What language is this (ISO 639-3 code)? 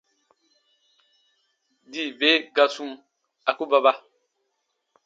bba